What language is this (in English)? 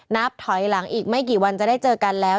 Thai